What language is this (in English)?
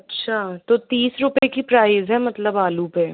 Hindi